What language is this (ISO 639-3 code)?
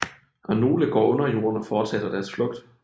dan